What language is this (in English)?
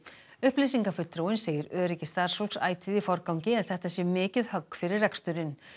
Icelandic